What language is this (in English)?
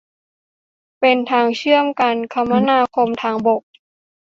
Thai